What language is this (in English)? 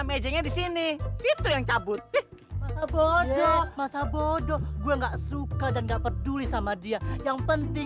Indonesian